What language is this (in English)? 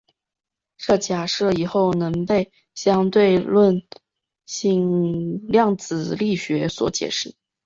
Chinese